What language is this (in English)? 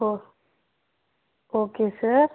Tamil